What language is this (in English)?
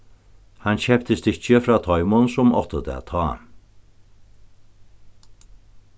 Faroese